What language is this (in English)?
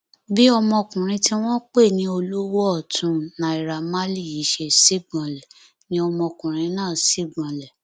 Yoruba